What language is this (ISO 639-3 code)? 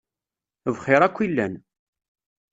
kab